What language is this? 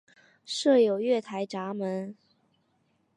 Chinese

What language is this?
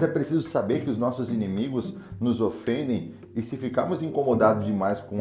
Portuguese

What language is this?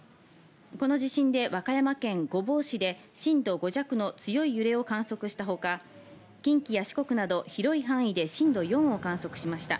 Japanese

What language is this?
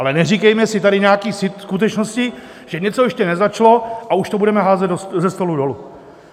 Czech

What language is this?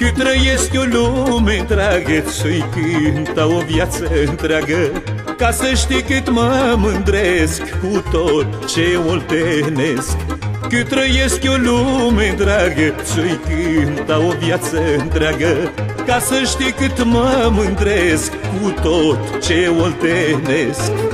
Romanian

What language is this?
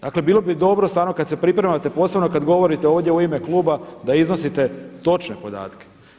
Croatian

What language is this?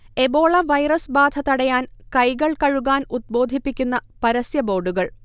Malayalam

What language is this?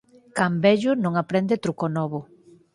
Galician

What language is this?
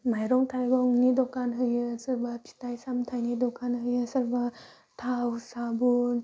Bodo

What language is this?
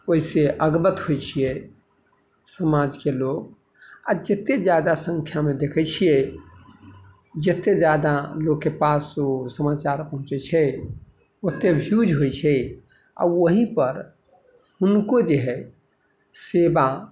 Maithili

